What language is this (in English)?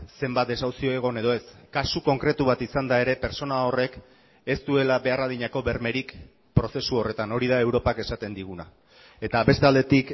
Basque